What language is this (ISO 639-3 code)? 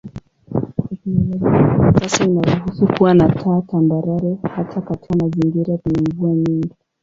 swa